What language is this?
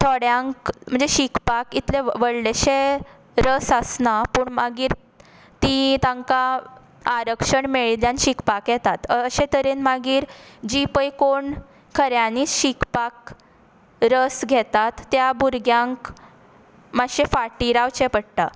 Konkani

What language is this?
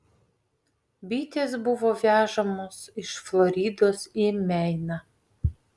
Lithuanian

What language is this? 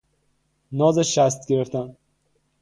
Persian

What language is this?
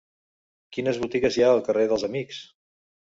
Catalan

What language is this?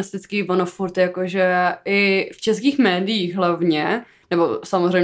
Czech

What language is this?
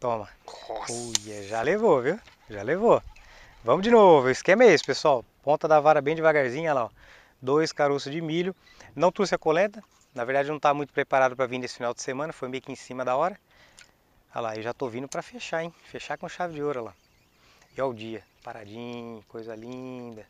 Portuguese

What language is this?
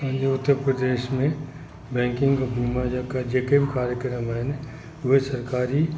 Sindhi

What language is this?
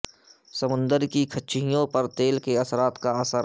Urdu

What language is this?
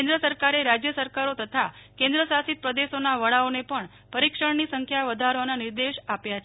Gujarati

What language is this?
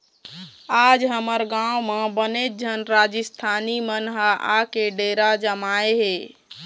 Chhattisgarhi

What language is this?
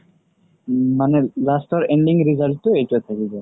Assamese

